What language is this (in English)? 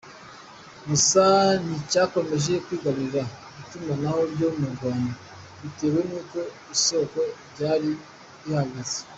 Kinyarwanda